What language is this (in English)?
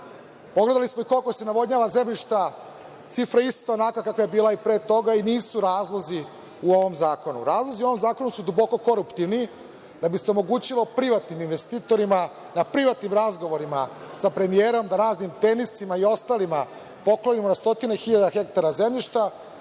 Serbian